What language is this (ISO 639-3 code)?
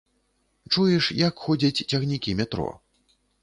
bel